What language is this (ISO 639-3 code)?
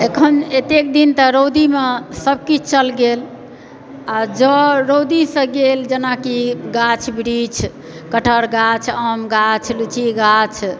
mai